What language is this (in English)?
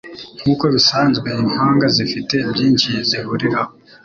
Kinyarwanda